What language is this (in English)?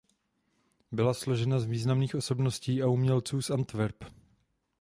Czech